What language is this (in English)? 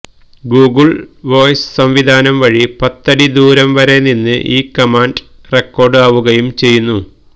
Malayalam